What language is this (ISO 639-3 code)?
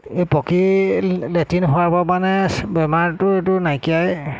asm